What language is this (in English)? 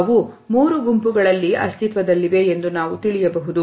Kannada